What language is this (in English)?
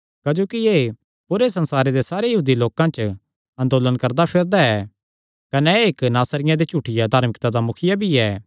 Kangri